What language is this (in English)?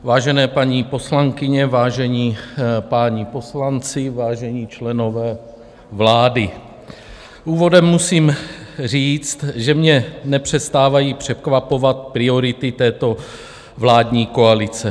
Czech